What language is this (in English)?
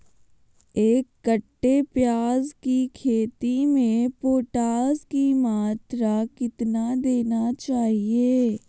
Magahi